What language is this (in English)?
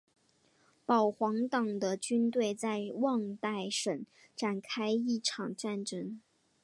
Chinese